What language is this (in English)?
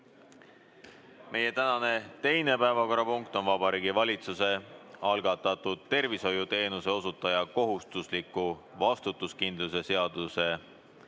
Estonian